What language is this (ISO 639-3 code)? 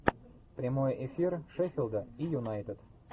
rus